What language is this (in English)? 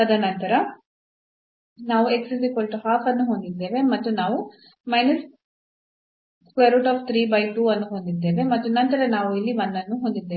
Kannada